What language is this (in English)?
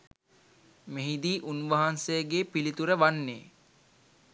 Sinhala